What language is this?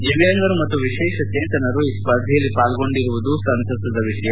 Kannada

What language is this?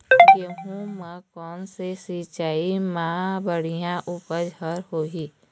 Chhattisgarhi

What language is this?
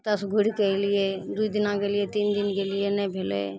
Maithili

